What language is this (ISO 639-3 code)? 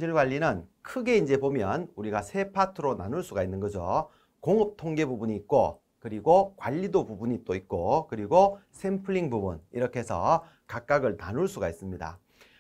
kor